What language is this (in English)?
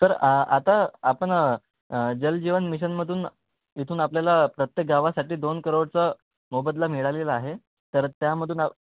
Marathi